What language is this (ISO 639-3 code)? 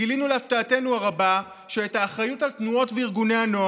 heb